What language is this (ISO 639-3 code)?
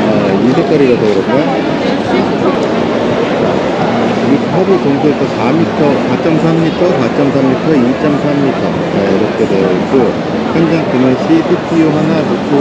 kor